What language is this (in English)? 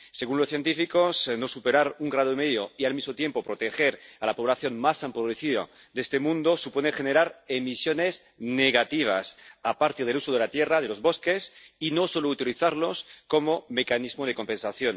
Spanish